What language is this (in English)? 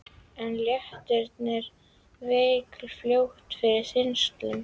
Icelandic